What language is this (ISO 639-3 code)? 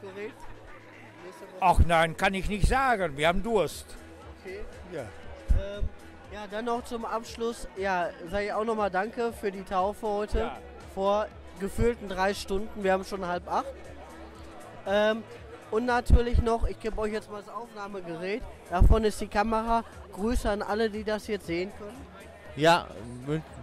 deu